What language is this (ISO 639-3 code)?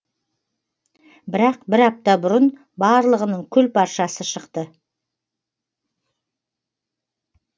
kaz